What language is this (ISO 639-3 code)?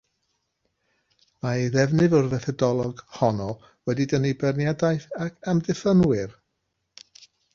cym